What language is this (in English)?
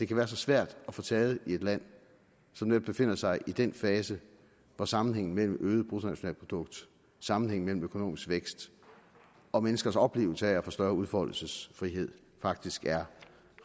Danish